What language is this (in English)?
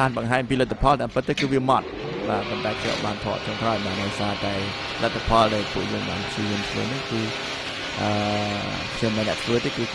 Vietnamese